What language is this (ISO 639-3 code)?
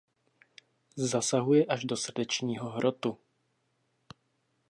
ces